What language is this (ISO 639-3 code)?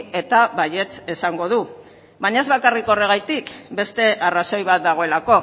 eus